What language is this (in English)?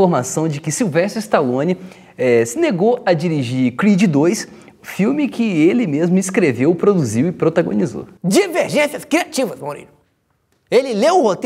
Portuguese